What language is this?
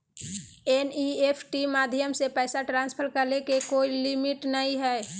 Magahi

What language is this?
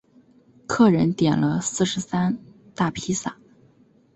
Chinese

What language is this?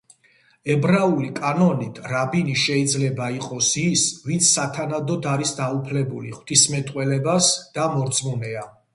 Georgian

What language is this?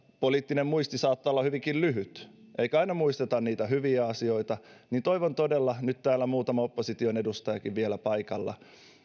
Finnish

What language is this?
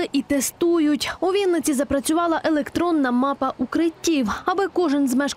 Ukrainian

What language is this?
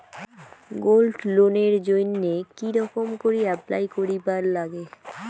Bangla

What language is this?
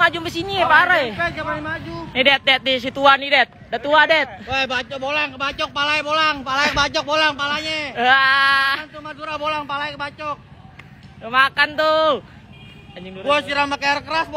Indonesian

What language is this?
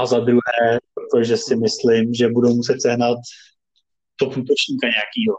Czech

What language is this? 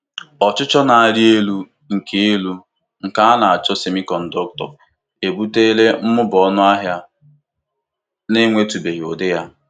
Igbo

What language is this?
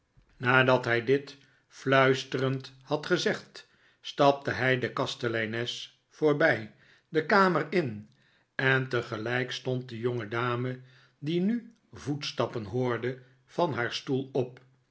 Dutch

